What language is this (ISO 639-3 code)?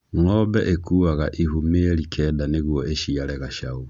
kik